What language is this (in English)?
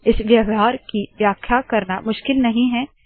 Hindi